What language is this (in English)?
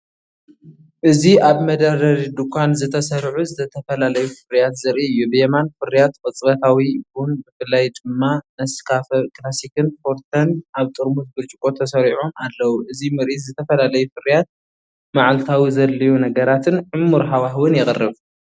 Tigrinya